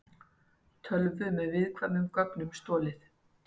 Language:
Icelandic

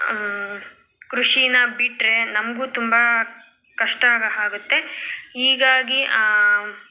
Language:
Kannada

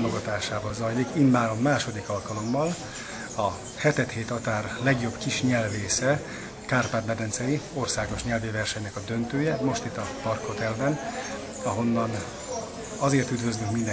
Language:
Hungarian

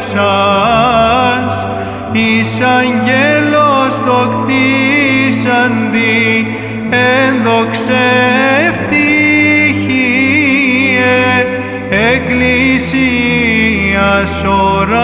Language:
Greek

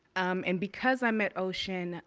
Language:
English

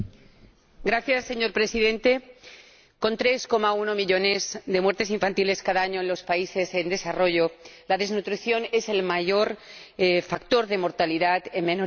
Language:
Spanish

